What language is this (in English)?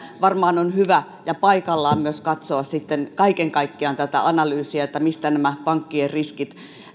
Finnish